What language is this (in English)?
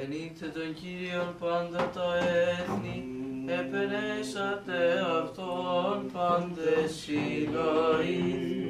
Greek